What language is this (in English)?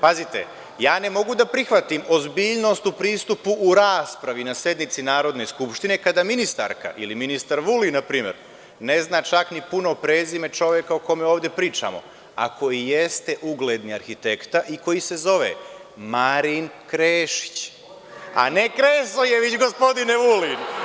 Serbian